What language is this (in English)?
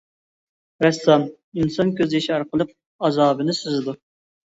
Uyghur